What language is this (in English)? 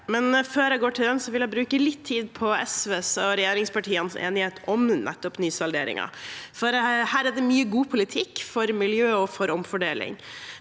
Norwegian